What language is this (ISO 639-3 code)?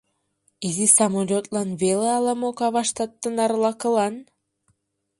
chm